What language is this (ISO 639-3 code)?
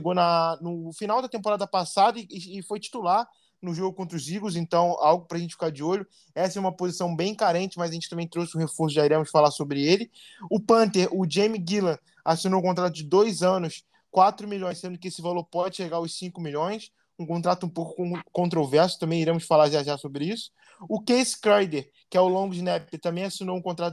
por